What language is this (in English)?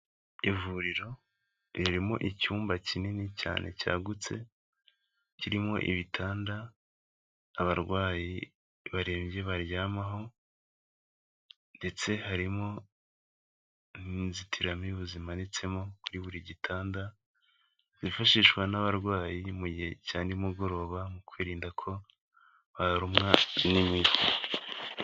Kinyarwanda